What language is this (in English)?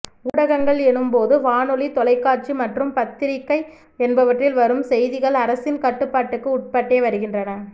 Tamil